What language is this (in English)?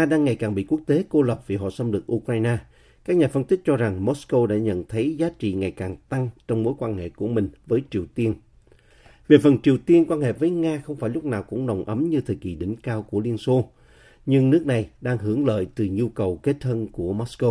Vietnamese